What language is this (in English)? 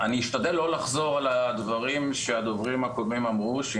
Hebrew